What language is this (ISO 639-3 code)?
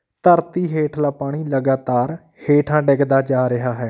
pan